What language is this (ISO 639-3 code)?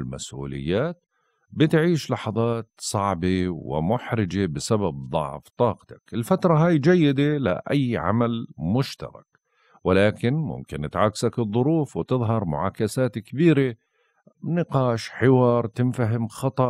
ara